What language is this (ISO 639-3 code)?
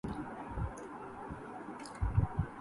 urd